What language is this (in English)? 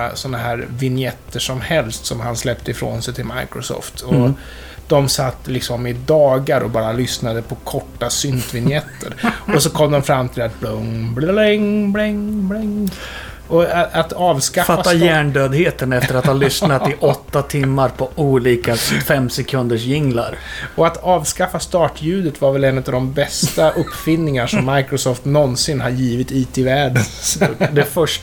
Swedish